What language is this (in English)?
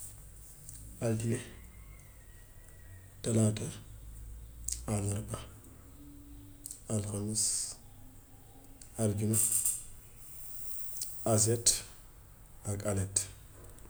Gambian Wolof